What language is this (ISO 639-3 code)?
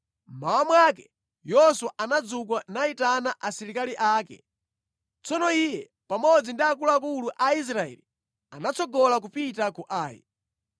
nya